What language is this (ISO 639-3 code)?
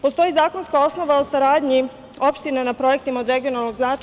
srp